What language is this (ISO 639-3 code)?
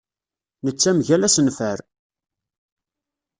kab